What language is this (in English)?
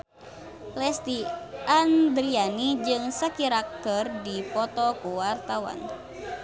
Sundanese